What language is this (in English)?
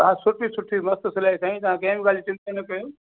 Sindhi